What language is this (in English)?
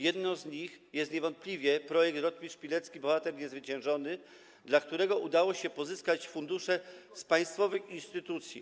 Polish